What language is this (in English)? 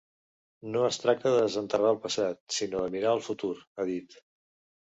Catalan